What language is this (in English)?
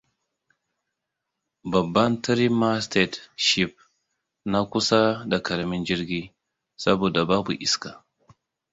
Hausa